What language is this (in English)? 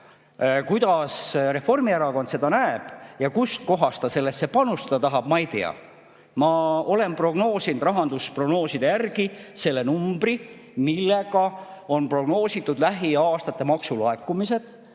Estonian